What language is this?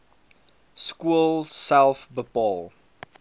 Afrikaans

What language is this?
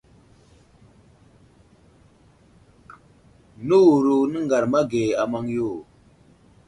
Wuzlam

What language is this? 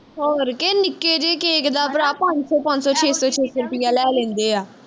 Punjabi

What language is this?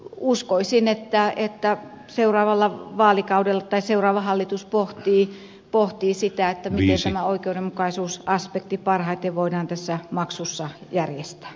Finnish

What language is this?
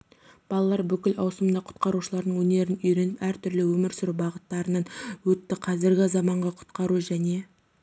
Kazakh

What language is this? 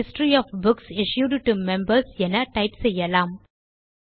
Tamil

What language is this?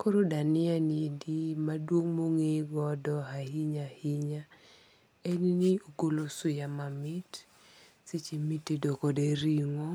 Luo (Kenya and Tanzania)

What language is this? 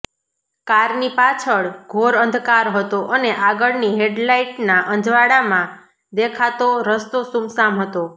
Gujarati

